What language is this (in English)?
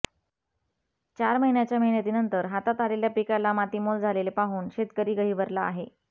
Marathi